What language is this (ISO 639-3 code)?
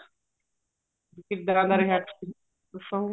pan